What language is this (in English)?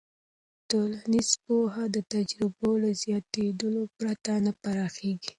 Pashto